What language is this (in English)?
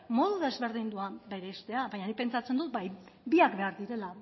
Basque